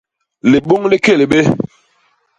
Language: Basaa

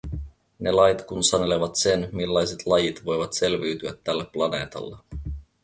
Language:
Finnish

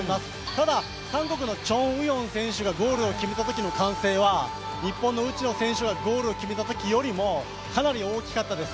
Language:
Japanese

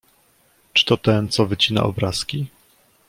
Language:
Polish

